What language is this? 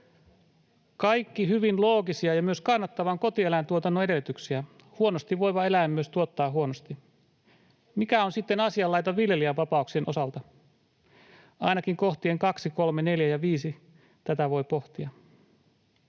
Finnish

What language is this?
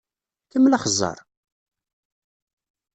Kabyle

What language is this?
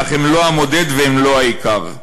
Hebrew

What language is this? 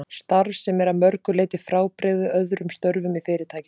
Icelandic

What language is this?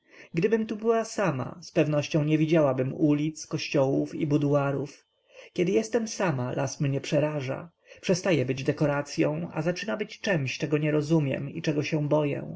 Polish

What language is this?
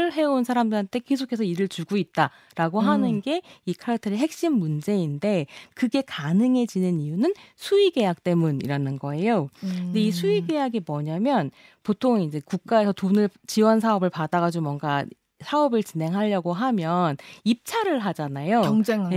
Korean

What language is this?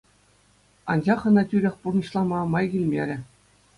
Chuvash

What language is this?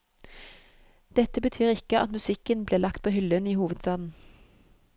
Norwegian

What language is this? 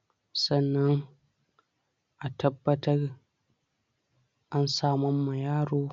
Hausa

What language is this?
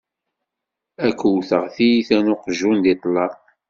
Kabyle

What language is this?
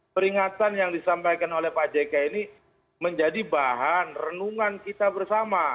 Indonesian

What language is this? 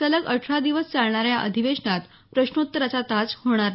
Marathi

